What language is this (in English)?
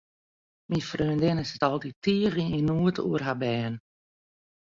Western Frisian